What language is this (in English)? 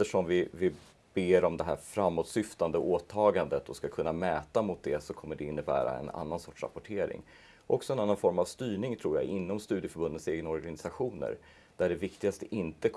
Swedish